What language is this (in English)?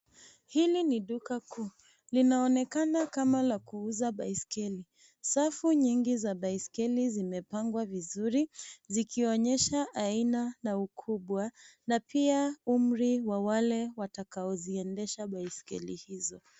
Swahili